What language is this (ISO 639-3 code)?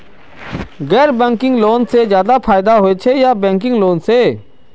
mag